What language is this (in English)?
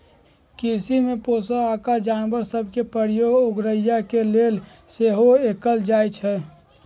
Magahi